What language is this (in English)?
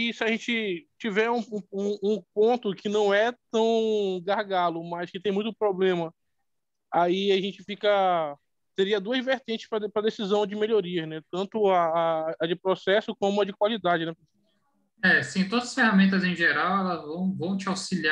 Portuguese